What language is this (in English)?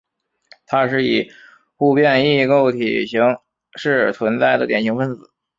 Chinese